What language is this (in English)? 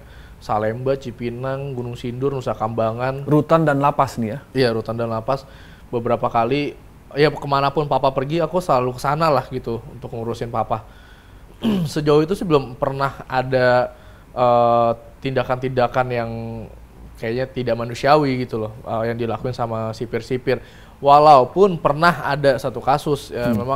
Indonesian